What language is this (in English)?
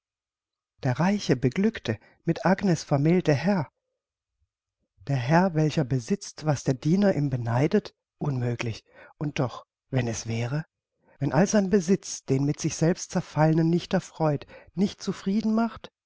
German